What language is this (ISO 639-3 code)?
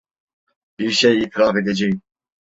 tur